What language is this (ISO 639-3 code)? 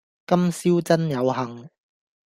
yue